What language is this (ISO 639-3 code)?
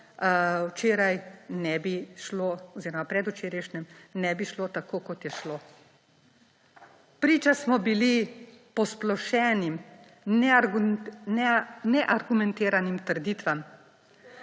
slv